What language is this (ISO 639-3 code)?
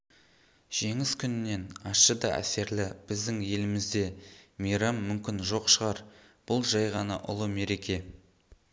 kaz